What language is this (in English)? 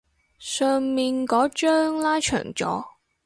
Cantonese